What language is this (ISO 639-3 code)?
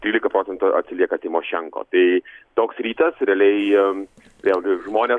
lit